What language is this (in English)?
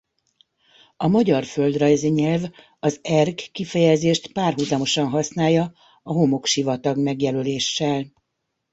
Hungarian